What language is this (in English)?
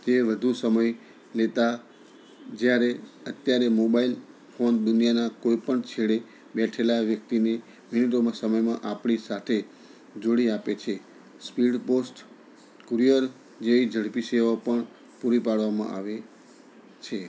Gujarati